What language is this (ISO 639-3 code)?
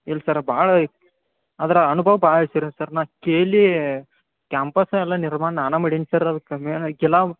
kan